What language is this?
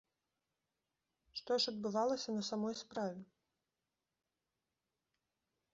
Belarusian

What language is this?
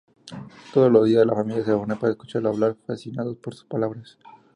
Spanish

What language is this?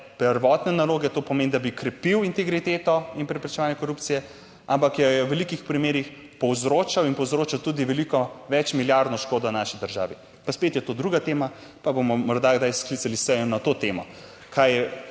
Slovenian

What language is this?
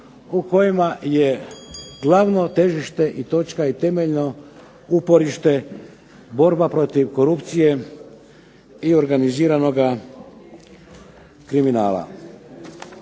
Croatian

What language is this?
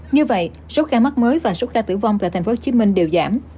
Vietnamese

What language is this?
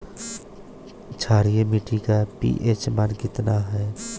Bhojpuri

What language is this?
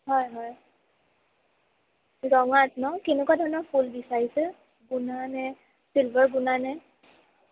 Assamese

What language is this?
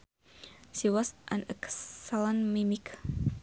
Sundanese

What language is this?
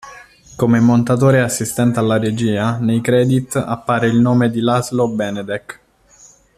Italian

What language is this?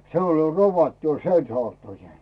Finnish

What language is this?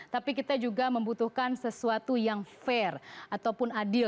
Indonesian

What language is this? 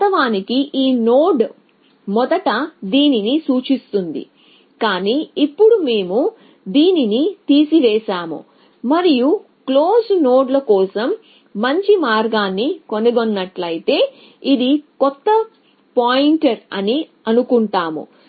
Telugu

